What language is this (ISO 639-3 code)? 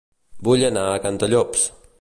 cat